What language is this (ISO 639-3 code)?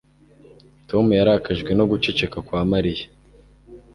kin